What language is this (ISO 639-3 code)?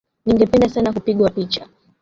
swa